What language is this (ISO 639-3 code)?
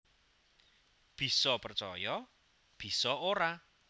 jav